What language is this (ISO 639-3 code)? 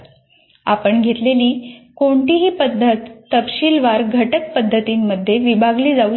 mar